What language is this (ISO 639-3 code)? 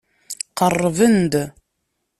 kab